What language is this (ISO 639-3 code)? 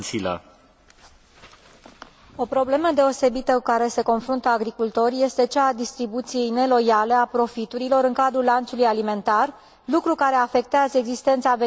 ron